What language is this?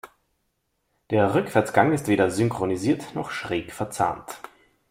German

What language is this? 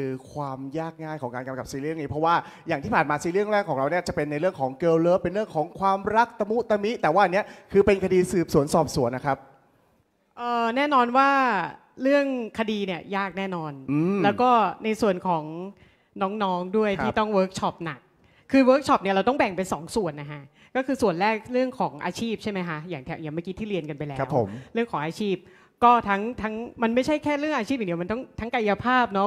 Thai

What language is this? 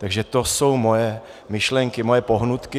Czech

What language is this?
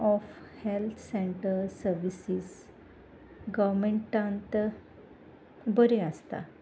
Konkani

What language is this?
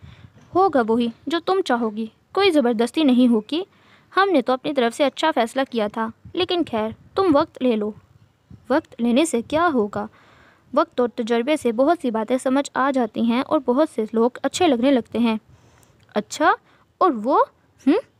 Hindi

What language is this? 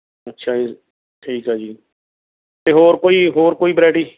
Punjabi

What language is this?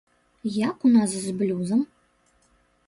Belarusian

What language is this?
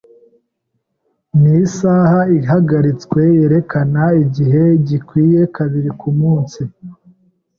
Kinyarwanda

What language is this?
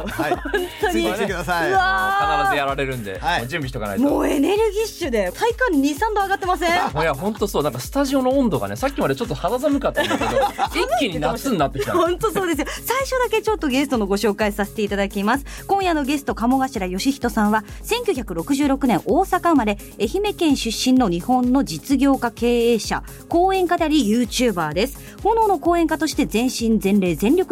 Japanese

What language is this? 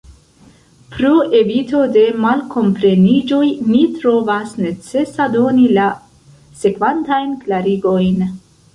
Esperanto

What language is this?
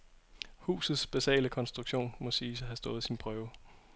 Danish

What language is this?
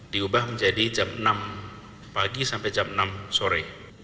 Indonesian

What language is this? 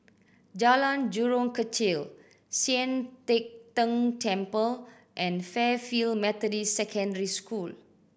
English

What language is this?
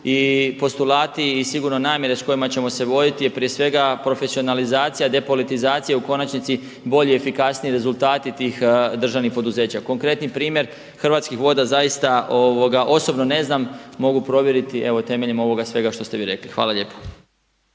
Croatian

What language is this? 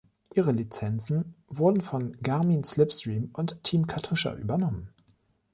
German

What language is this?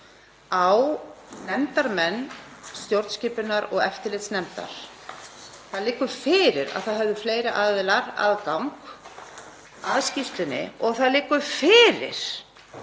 Icelandic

